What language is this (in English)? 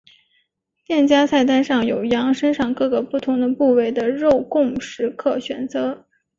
Chinese